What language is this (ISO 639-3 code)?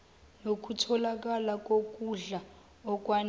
zul